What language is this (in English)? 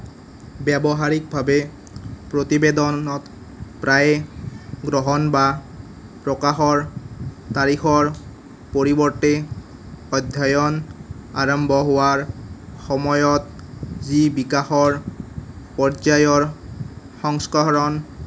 Assamese